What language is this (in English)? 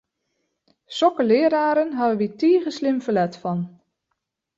Western Frisian